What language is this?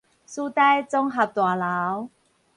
Min Nan Chinese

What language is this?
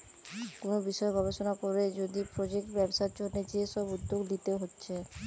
Bangla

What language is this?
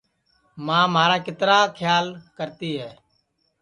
Sansi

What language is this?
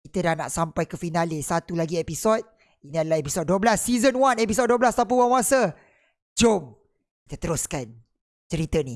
Malay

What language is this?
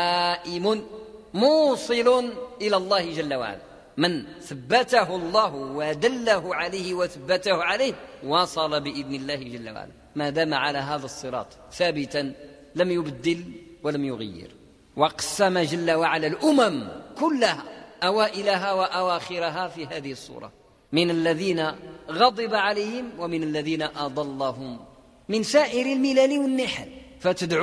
Arabic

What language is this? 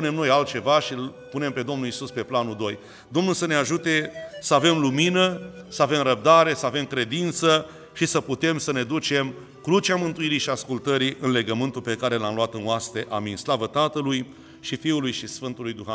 Romanian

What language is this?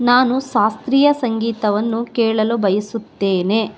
Kannada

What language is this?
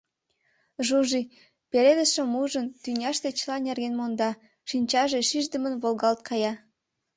Mari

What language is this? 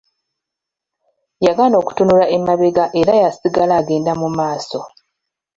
Ganda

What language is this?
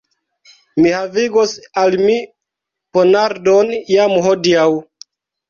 Esperanto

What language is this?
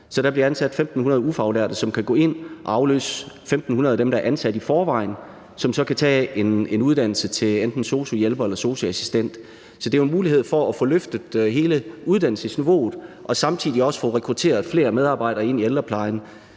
Danish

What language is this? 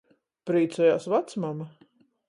Latgalian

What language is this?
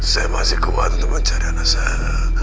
Indonesian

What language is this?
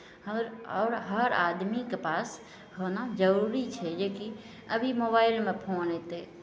Maithili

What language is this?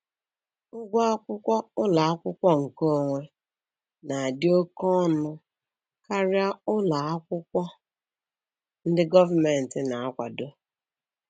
Igbo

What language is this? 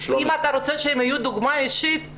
Hebrew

